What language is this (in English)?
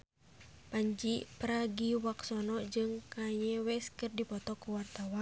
Sundanese